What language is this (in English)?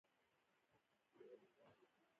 Pashto